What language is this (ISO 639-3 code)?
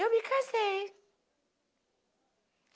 por